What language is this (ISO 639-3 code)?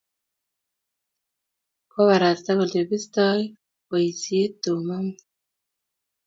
kln